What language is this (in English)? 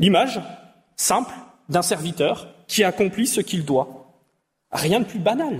French